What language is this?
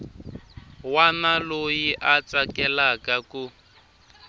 Tsonga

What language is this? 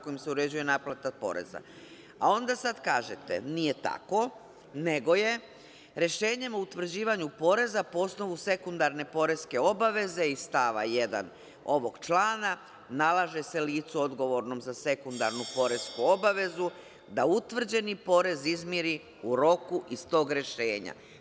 Serbian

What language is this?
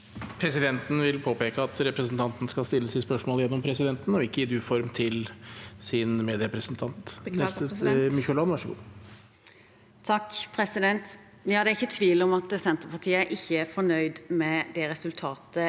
Norwegian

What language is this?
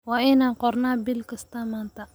Somali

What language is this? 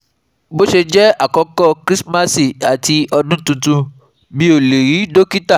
Yoruba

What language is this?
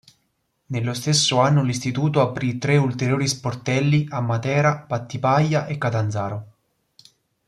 Italian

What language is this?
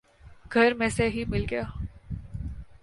Urdu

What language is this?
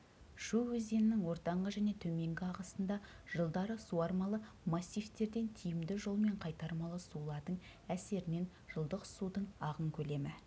Kazakh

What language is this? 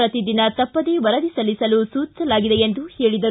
Kannada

